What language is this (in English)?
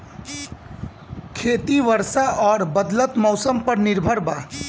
Bhojpuri